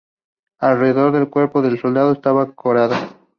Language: Spanish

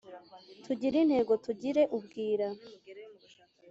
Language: Kinyarwanda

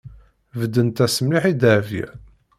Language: Kabyle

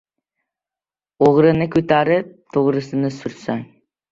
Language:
Uzbek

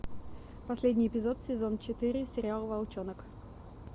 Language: Russian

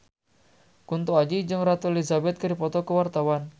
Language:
Sundanese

